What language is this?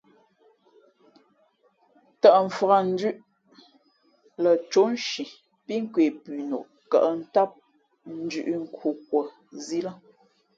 Fe'fe'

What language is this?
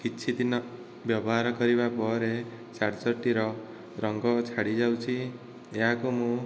Odia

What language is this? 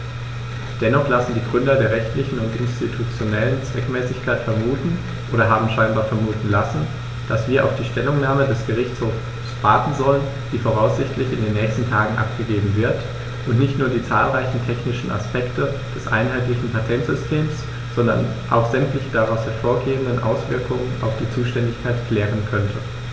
German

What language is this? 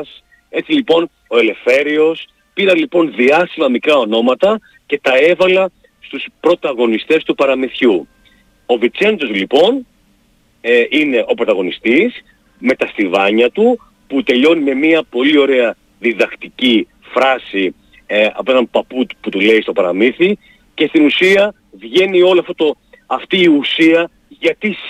Greek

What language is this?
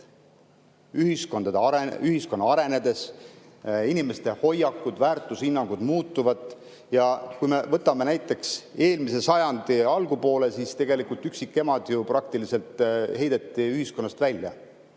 Estonian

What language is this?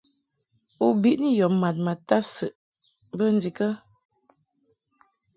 Mungaka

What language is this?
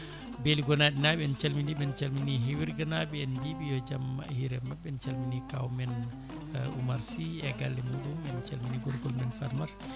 Fula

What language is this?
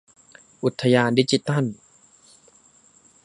Thai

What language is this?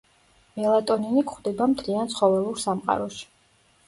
Georgian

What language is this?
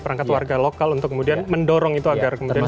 Indonesian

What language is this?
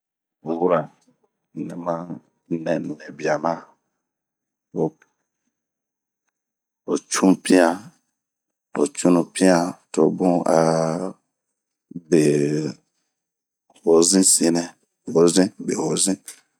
Bomu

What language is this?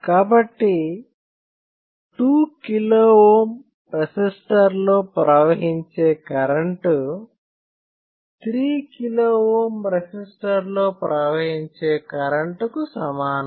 Telugu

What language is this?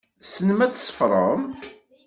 Kabyle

